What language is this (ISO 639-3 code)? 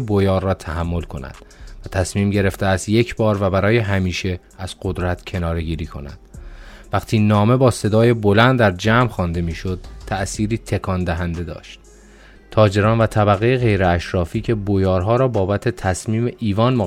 fas